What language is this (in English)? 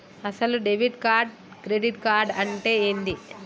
Telugu